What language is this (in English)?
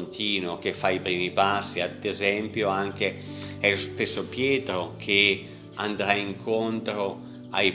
Italian